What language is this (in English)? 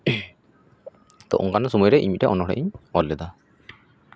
Santali